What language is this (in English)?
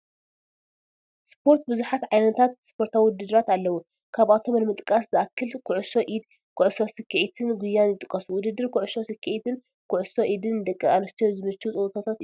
Tigrinya